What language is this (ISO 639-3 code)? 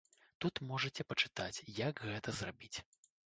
bel